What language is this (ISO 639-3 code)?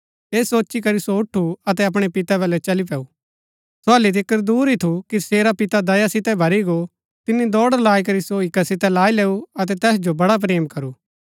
gbk